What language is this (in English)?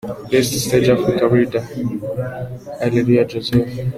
Kinyarwanda